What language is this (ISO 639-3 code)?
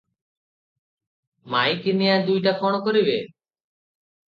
ori